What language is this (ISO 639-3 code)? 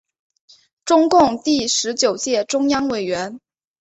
zho